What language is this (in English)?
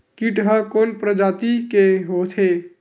Chhattisgarhi